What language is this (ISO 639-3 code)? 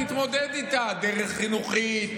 heb